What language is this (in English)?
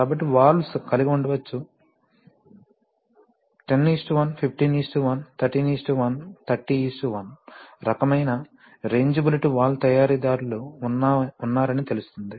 Telugu